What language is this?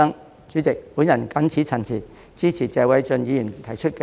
Cantonese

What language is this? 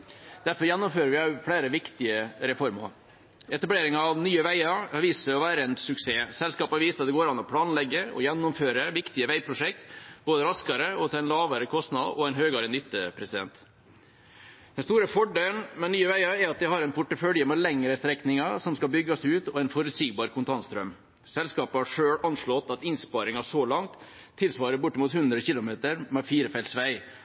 Norwegian Bokmål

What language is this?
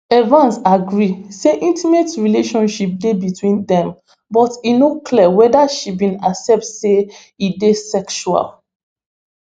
Nigerian Pidgin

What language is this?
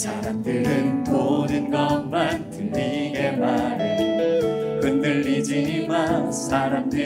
Korean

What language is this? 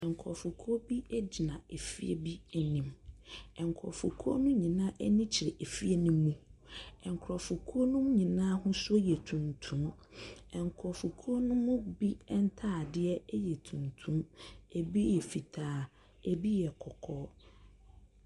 Akan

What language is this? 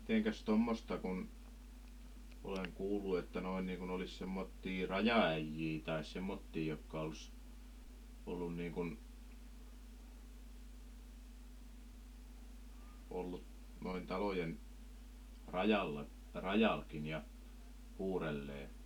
Finnish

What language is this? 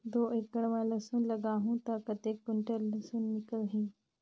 Chhattisgarhi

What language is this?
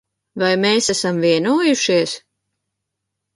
Latvian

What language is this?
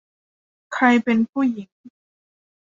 Thai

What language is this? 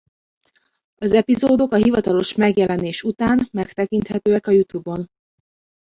Hungarian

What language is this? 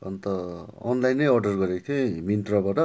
Nepali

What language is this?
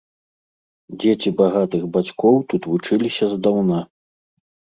Belarusian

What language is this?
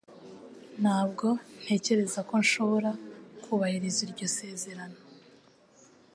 Kinyarwanda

